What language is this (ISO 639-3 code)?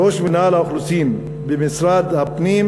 heb